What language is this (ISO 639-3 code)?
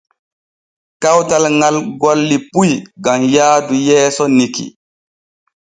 fue